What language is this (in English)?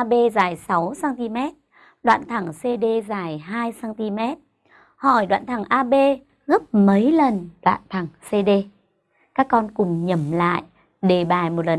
Vietnamese